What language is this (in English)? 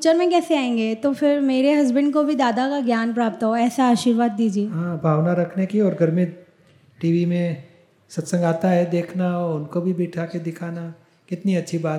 Gujarati